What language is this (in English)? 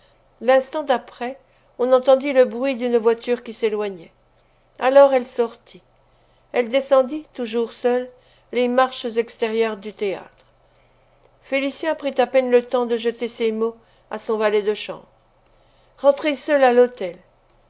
French